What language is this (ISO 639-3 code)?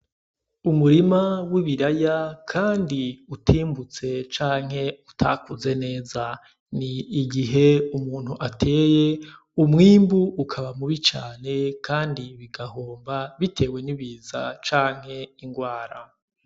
run